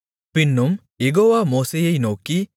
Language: Tamil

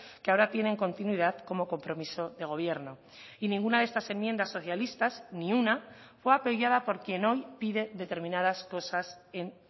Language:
Spanish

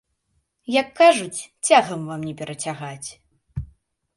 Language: Belarusian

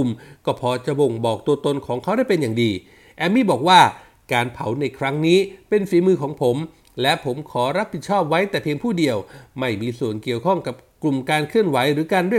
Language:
Thai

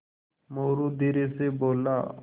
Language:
Hindi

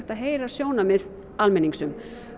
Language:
Icelandic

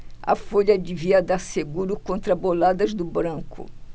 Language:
Portuguese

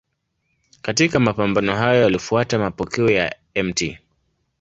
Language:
Swahili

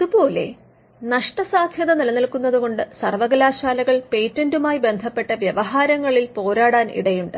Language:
Malayalam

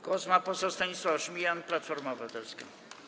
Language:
Polish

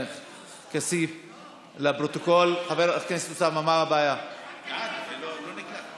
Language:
Hebrew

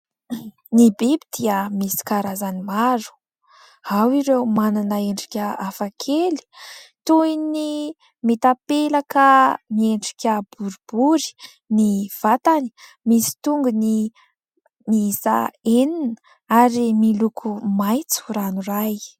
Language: Malagasy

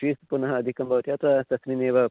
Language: Sanskrit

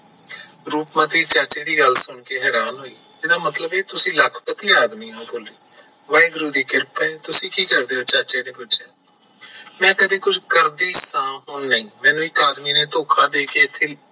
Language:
Punjabi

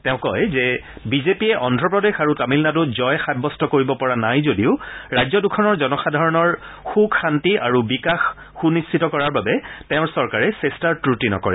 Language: Assamese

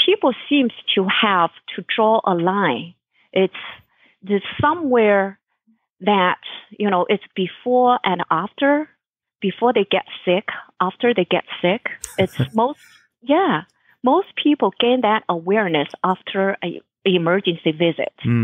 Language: English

